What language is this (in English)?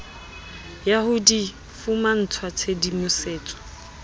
Southern Sotho